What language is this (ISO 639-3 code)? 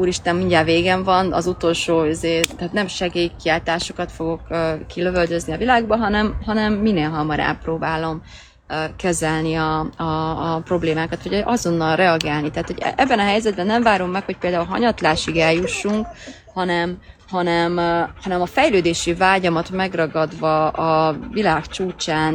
hun